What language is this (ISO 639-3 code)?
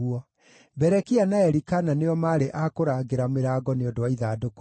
kik